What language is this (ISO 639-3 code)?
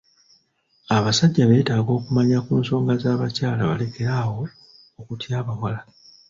lug